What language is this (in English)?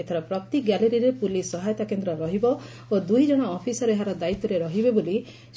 Odia